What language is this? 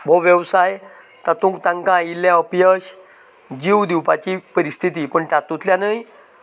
Konkani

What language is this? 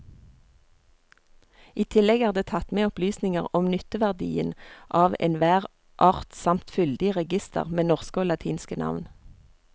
Norwegian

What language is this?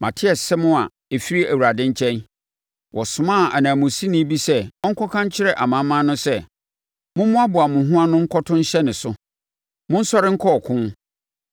Akan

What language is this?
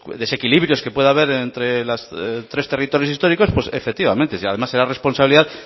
Spanish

